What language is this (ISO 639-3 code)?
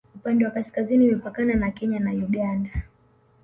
swa